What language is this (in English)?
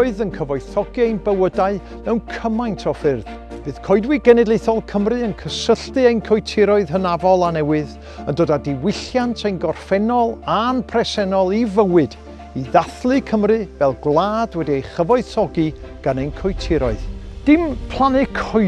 Welsh